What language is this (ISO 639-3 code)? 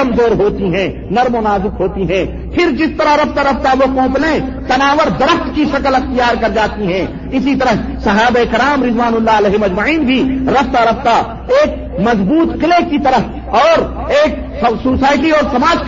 urd